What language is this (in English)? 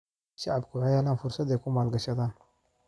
Somali